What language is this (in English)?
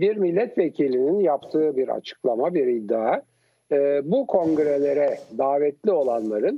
Turkish